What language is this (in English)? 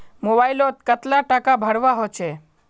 Magahi